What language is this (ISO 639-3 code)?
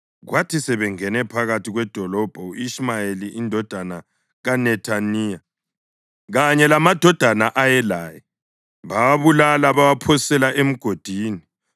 nde